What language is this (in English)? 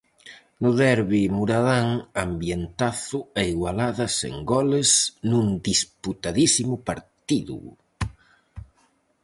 Galician